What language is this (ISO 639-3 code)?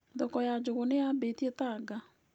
kik